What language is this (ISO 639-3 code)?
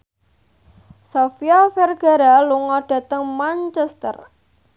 jav